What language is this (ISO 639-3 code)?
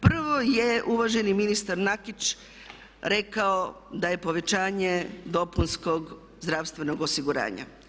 hrv